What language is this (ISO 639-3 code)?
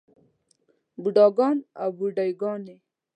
pus